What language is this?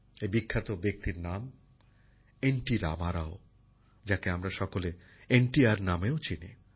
Bangla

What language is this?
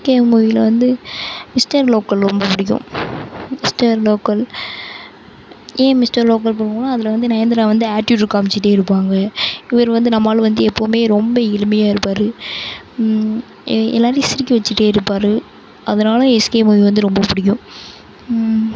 Tamil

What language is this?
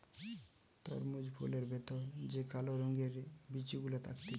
Bangla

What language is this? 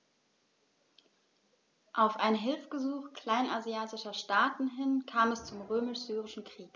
German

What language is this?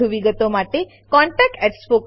Gujarati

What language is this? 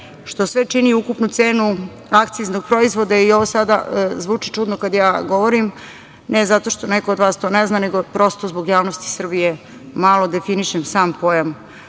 Serbian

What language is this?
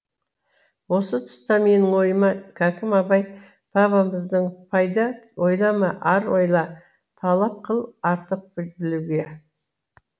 Kazakh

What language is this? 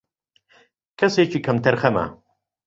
Central Kurdish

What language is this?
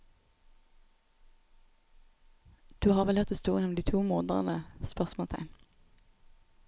Norwegian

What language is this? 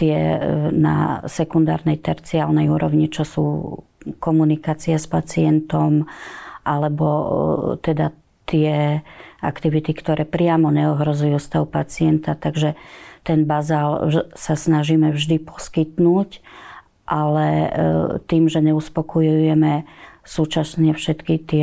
Slovak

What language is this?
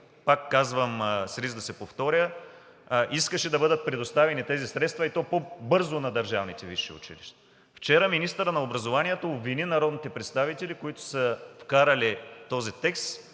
Bulgarian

